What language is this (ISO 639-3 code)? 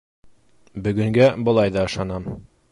bak